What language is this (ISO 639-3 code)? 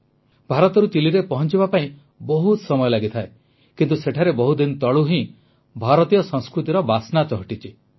ori